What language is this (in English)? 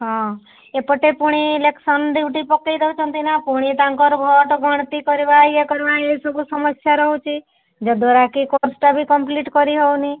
Odia